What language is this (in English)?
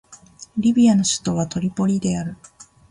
Japanese